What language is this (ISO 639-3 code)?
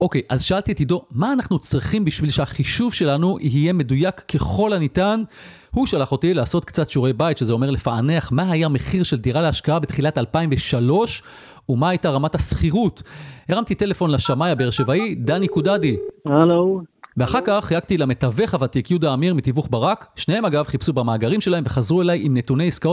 heb